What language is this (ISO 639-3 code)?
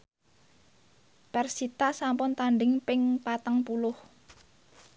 jav